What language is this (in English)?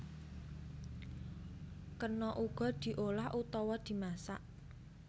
Javanese